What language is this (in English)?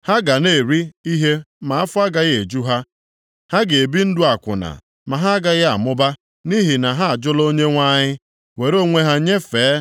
Igbo